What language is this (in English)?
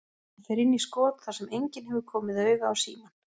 Icelandic